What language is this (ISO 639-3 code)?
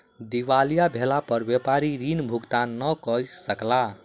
mai